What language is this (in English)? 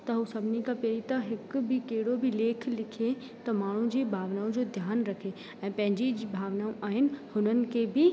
Sindhi